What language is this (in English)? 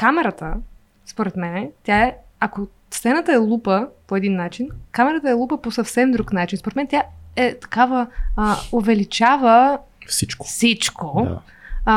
Bulgarian